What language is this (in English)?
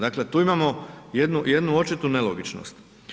Croatian